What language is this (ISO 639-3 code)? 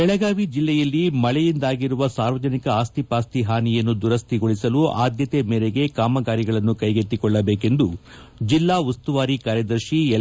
kan